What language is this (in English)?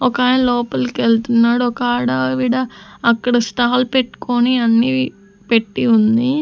Telugu